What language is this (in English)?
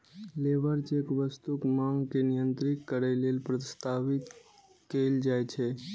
Maithili